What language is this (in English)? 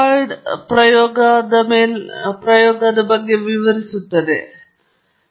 Kannada